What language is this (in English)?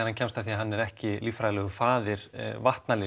Icelandic